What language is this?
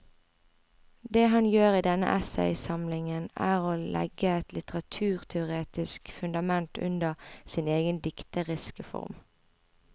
Norwegian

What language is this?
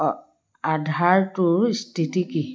Assamese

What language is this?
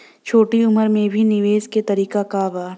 Bhojpuri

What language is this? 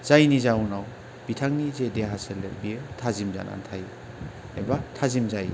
Bodo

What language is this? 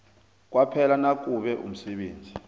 South Ndebele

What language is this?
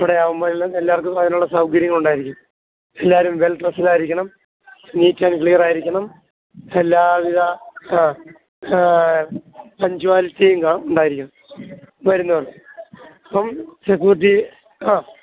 Malayalam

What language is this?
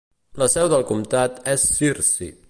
Catalan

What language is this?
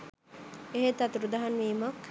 Sinhala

